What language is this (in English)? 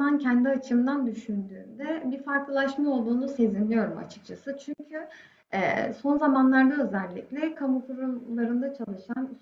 Turkish